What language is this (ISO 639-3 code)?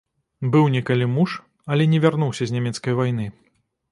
bel